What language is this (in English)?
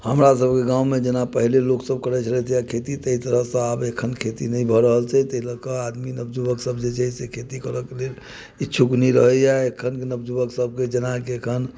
Maithili